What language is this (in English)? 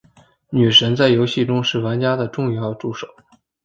Chinese